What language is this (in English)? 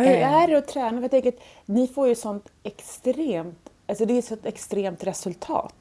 Swedish